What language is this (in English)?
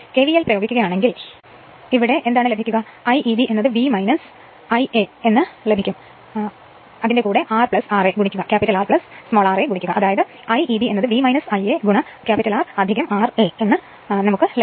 Malayalam